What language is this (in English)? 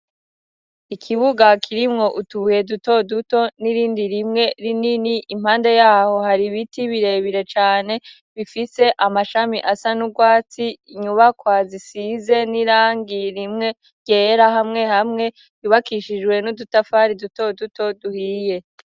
Rundi